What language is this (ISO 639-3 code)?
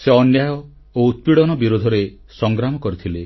ori